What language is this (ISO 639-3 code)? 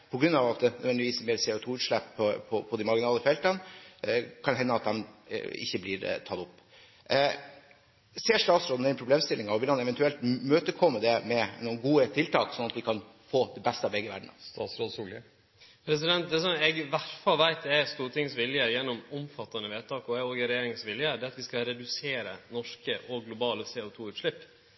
nor